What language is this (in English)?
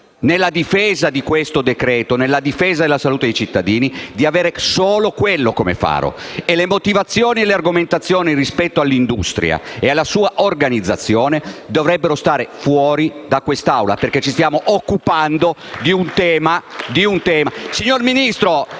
Italian